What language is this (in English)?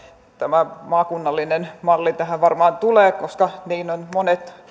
Finnish